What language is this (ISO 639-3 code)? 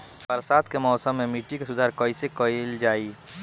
bho